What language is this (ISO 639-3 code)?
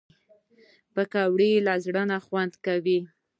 pus